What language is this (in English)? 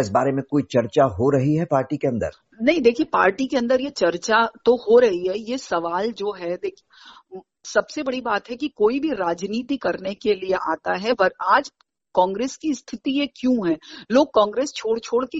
Hindi